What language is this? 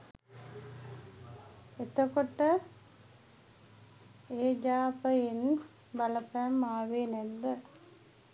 Sinhala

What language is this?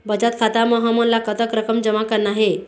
Chhattisgarhi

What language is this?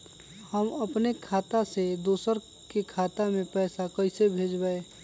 Magahi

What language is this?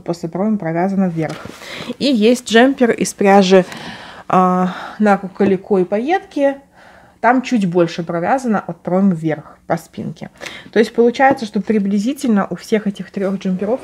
Russian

